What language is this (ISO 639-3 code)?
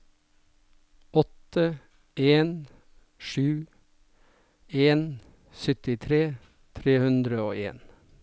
nor